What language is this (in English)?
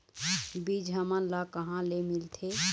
Chhattisgarhi